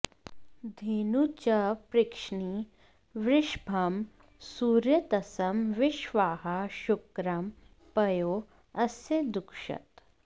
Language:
Sanskrit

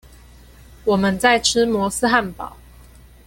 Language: Chinese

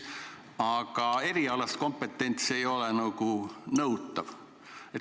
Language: Estonian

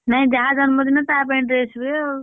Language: Odia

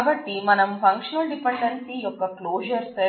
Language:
Telugu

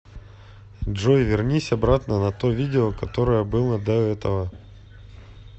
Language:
Russian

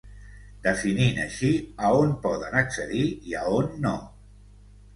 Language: Catalan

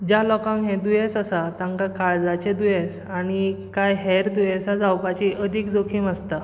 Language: Konkani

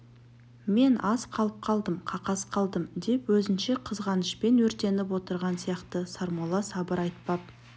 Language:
Kazakh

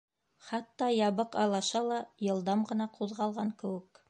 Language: Bashkir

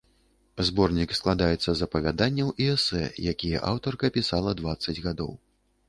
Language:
Belarusian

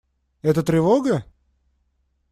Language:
Russian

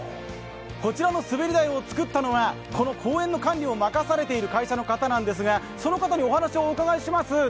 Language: Japanese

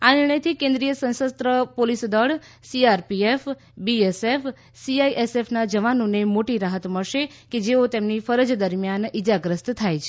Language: Gujarati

